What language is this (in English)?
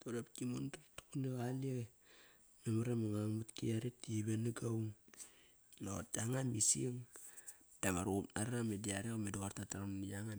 Kairak